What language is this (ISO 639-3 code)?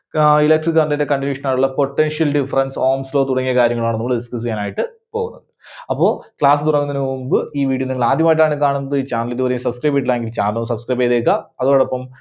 mal